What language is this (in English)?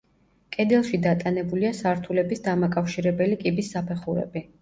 Georgian